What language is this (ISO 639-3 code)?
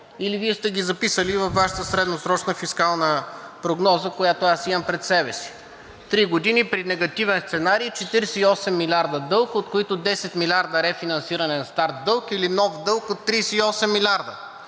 bul